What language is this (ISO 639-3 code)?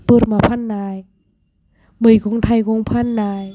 brx